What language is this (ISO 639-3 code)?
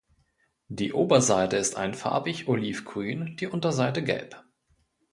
deu